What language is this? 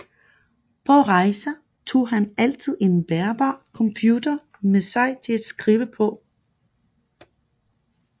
Danish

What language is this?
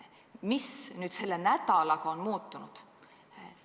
Estonian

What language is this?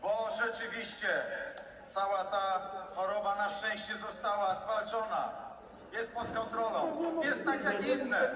Polish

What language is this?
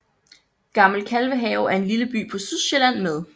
Danish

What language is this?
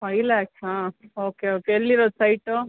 Kannada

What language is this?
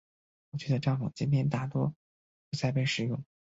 Chinese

